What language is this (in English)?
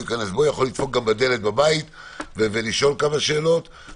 Hebrew